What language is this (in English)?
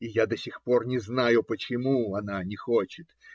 Russian